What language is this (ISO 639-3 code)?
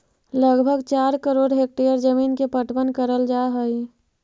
mag